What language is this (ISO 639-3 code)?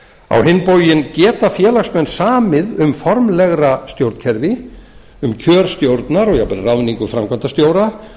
isl